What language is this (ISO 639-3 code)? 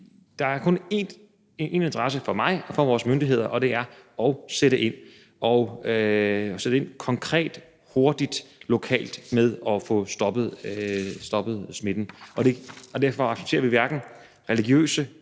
dan